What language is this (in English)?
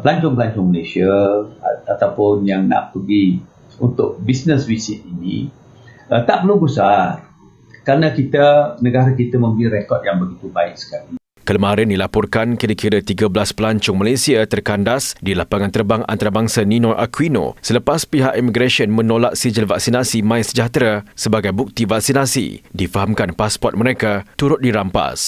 Malay